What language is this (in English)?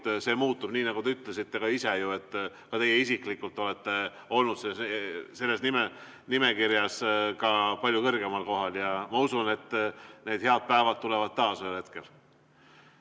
Estonian